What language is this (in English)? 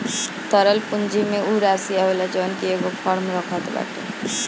Bhojpuri